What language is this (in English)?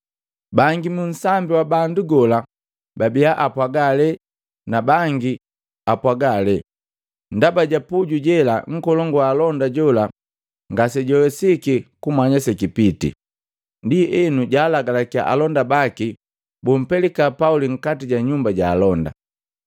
Matengo